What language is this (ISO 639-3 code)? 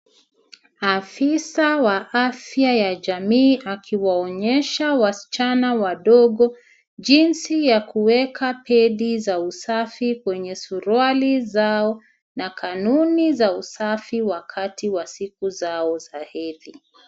swa